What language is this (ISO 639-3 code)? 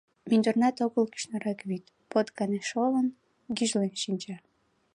chm